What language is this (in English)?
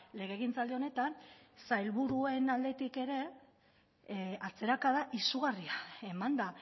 Basque